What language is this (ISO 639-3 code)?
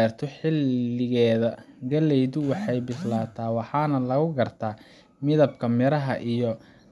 som